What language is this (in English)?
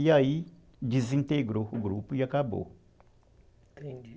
Portuguese